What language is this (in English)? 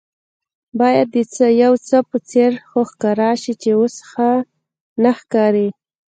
Pashto